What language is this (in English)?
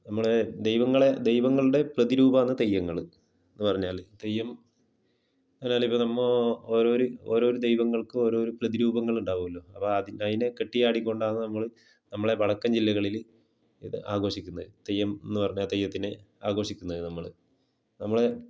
Malayalam